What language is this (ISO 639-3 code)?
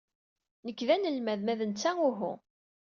kab